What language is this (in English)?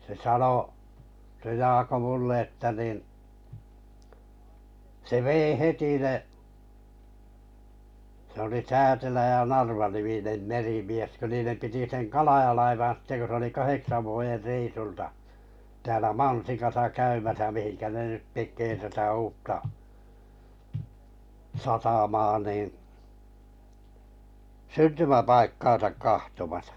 Finnish